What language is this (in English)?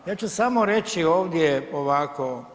Croatian